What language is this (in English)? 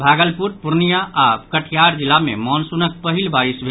Maithili